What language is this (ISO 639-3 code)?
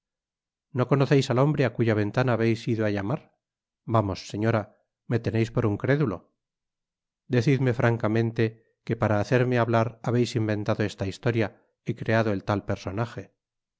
spa